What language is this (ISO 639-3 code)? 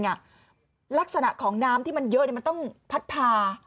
tha